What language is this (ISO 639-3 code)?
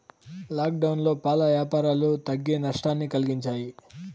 tel